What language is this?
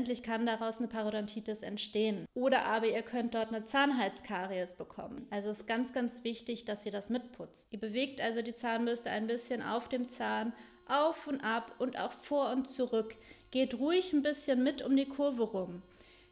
German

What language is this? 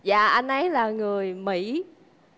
Vietnamese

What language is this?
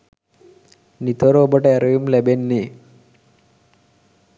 Sinhala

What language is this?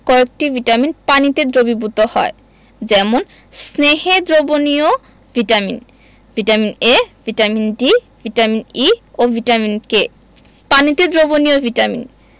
Bangla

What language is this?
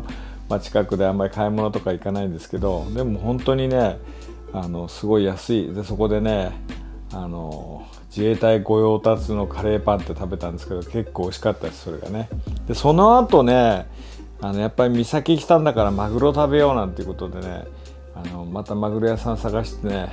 Japanese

